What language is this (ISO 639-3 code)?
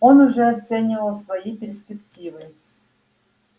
rus